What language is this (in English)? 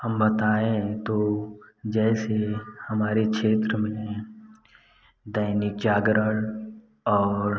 Hindi